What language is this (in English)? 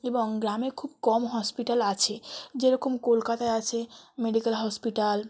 Bangla